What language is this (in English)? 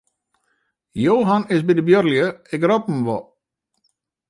Western Frisian